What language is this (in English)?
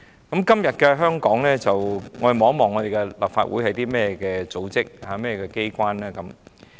Cantonese